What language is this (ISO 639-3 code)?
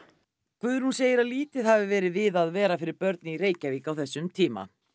isl